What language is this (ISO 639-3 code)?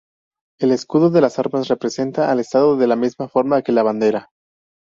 spa